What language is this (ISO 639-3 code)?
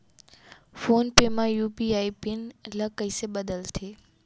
hne